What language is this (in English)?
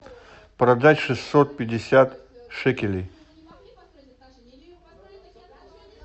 Russian